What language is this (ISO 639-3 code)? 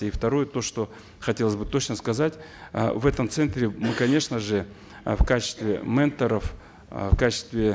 kaz